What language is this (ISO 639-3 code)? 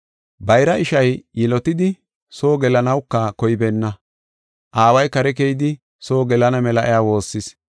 gof